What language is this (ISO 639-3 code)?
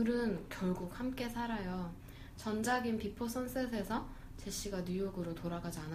kor